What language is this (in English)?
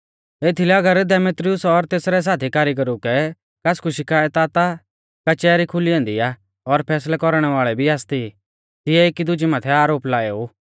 Mahasu Pahari